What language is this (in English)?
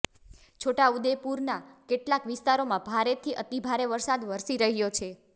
Gujarati